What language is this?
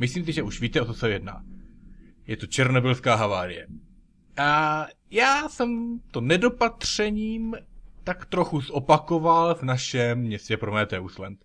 Czech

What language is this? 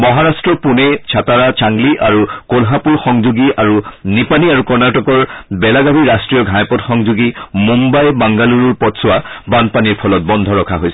Assamese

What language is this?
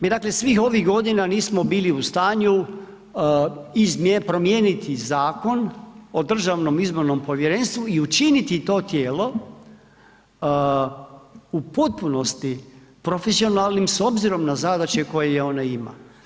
Croatian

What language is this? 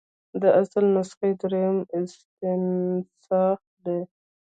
Pashto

